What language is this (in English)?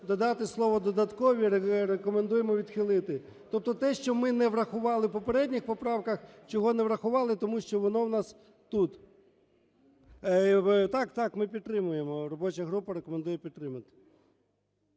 Ukrainian